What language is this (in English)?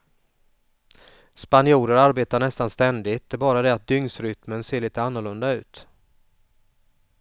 Swedish